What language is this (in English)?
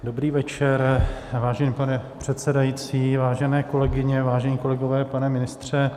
Czech